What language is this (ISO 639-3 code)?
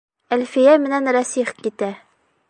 bak